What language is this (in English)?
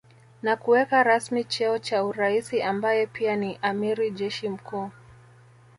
Swahili